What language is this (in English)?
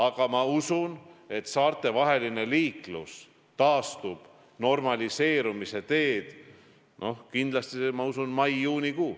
Estonian